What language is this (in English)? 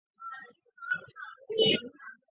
Chinese